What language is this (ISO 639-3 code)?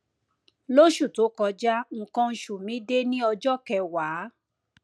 yor